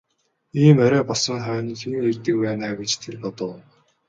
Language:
Mongolian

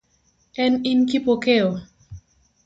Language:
Luo (Kenya and Tanzania)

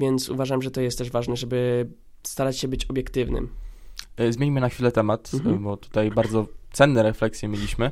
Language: Polish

